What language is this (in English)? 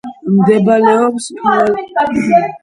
Georgian